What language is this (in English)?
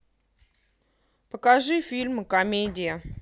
Russian